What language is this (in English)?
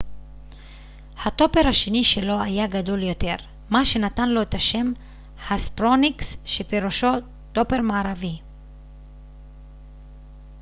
Hebrew